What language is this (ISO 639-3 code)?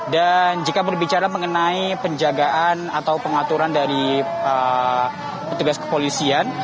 ind